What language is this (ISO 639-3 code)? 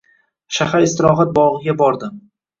uzb